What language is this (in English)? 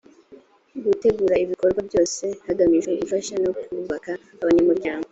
Kinyarwanda